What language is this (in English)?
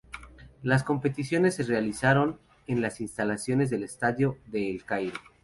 Spanish